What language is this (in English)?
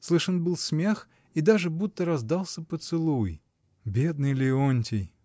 Russian